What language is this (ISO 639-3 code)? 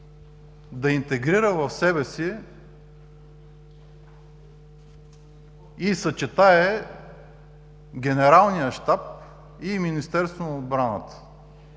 bul